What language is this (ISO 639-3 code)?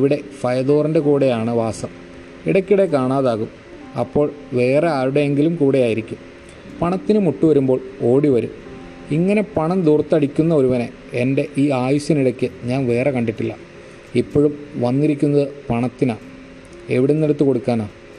mal